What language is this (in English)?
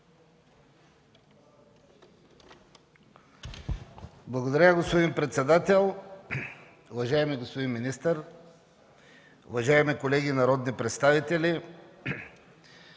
Bulgarian